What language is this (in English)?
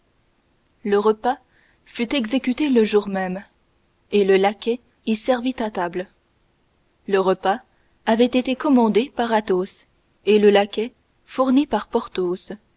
French